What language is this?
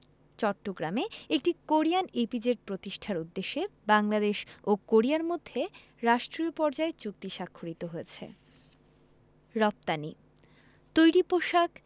Bangla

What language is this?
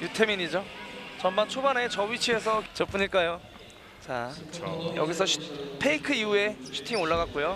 Korean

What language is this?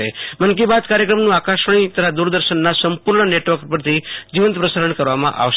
Gujarati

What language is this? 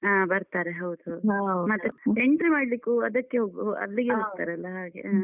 Kannada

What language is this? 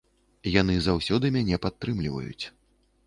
Belarusian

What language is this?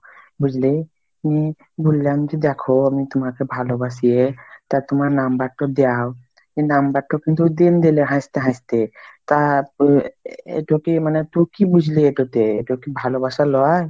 Bangla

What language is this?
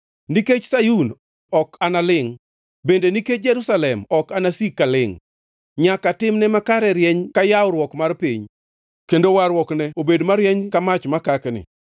Luo (Kenya and Tanzania)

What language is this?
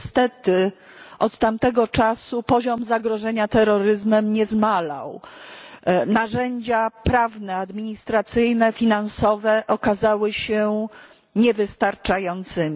Polish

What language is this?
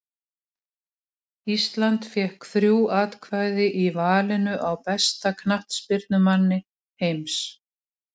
Icelandic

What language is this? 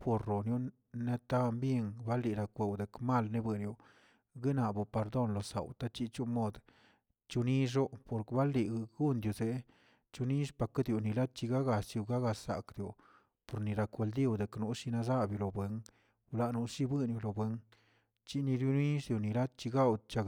Tilquiapan Zapotec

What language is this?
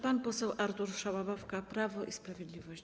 Polish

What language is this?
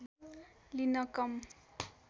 Nepali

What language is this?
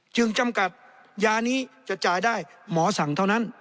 Thai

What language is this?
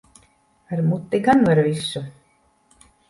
Latvian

